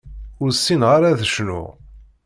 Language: Kabyle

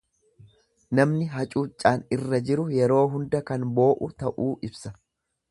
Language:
Oromo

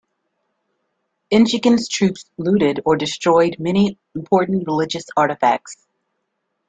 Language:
English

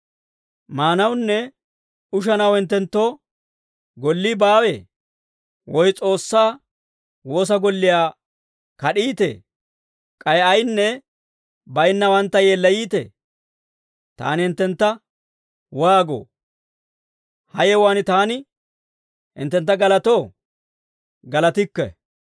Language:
Dawro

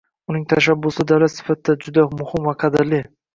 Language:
Uzbek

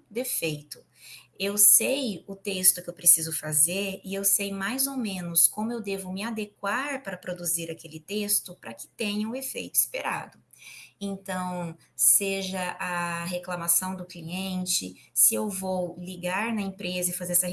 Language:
Portuguese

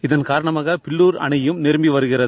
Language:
Tamil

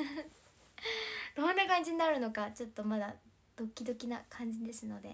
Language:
Japanese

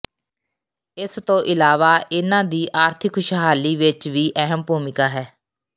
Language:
Punjabi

